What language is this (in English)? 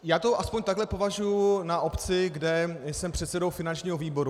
Czech